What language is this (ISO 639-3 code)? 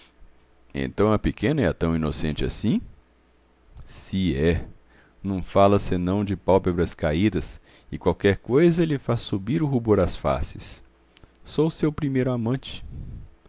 por